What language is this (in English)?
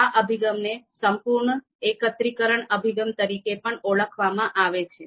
Gujarati